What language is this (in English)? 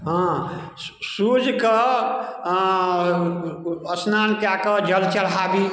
Maithili